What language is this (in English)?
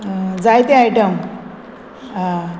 Konkani